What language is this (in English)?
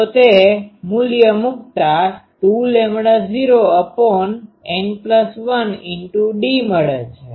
Gujarati